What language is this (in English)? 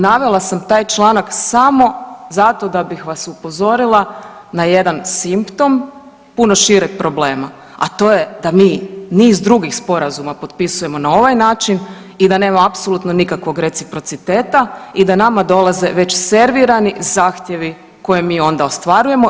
Croatian